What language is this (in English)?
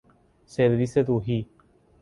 Persian